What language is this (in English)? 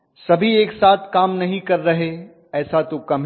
Hindi